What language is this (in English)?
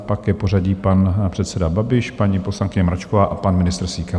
Czech